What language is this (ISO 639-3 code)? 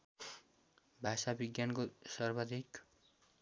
nep